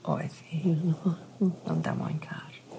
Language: Welsh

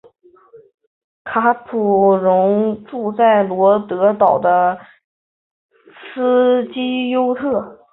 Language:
Chinese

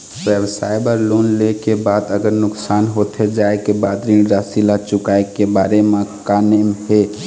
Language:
Chhattisgarhi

